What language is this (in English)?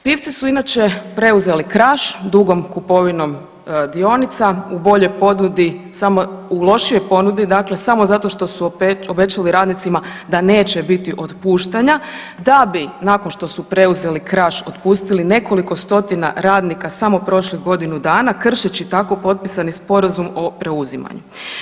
Croatian